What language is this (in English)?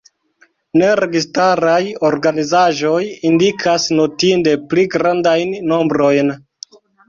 Esperanto